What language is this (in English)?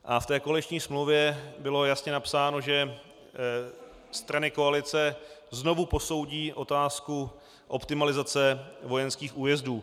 Czech